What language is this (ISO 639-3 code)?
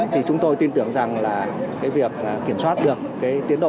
vie